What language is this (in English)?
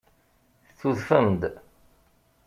Kabyle